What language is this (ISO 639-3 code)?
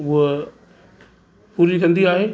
snd